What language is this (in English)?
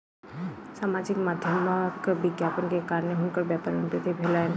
Maithili